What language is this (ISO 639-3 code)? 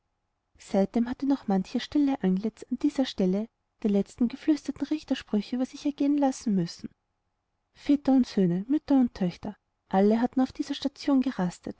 deu